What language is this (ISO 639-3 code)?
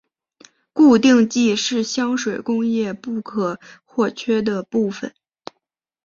zho